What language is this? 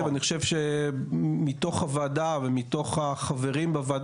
Hebrew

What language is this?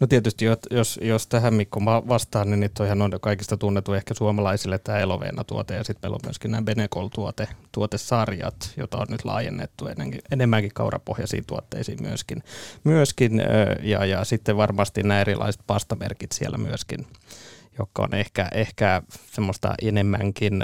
Finnish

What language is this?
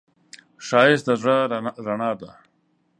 Pashto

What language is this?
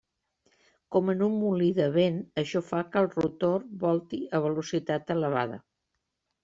Catalan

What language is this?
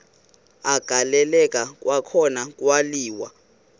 Xhosa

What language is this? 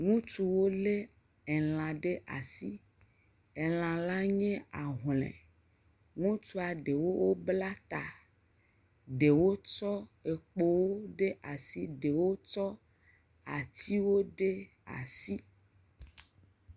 Ewe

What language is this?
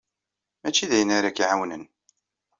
Kabyle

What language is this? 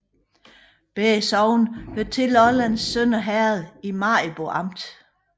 Danish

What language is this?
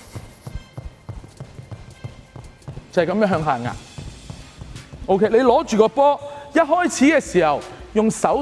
Chinese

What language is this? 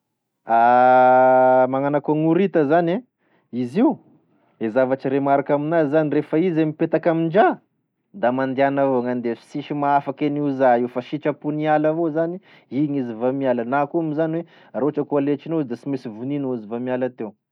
Tesaka Malagasy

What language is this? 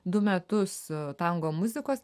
Lithuanian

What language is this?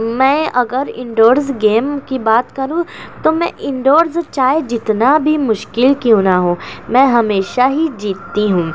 Urdu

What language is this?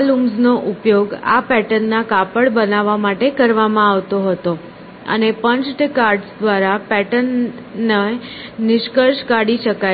Gujarati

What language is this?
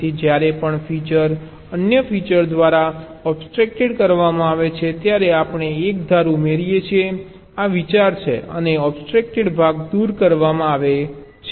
Gujarati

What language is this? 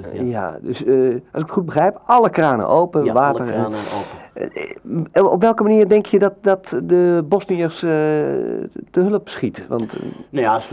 Dutch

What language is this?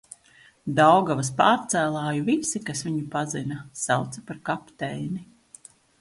Latvian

